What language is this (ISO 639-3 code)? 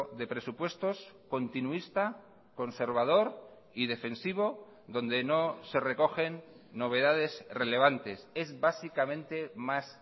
spa